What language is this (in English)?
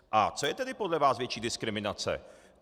Czech